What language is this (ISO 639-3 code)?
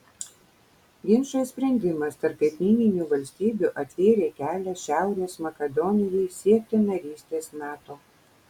lit